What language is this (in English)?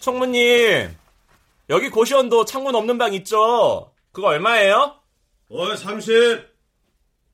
Korean